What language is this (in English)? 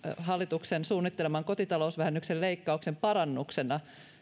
Finnish